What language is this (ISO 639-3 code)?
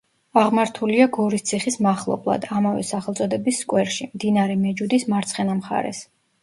kat